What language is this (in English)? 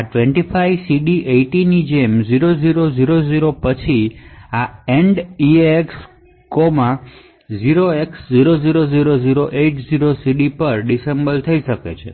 Gujarati